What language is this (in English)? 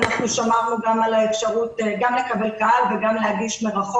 Hebrew